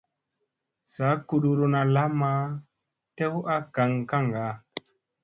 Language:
Musey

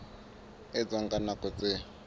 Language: Southern Sotho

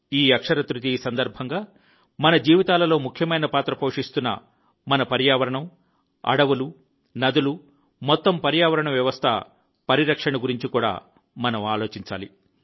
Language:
Telugu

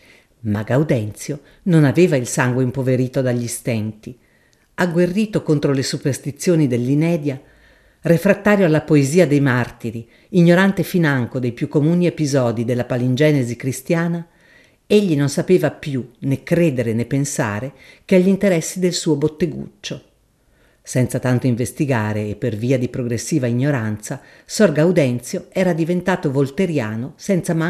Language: Italian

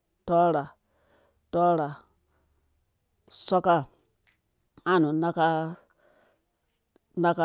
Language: Dũya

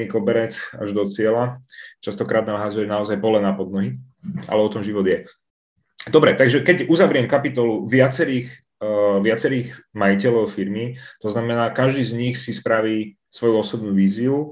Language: Czech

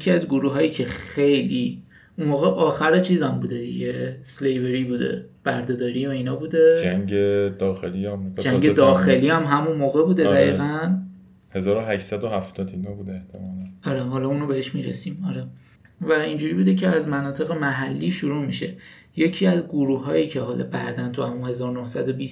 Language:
Persian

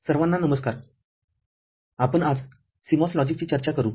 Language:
Marathi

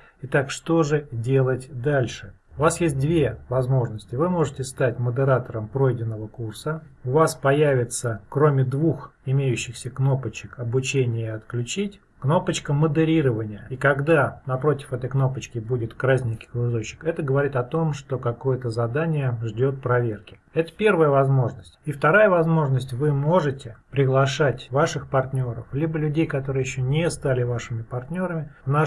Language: Russian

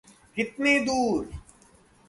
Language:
Hindi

